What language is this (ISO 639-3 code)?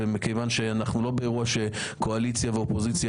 heb